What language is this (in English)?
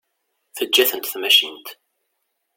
Kabyle